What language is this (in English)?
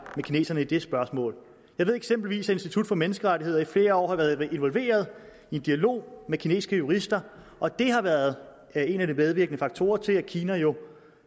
Danish